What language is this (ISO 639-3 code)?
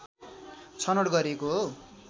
nep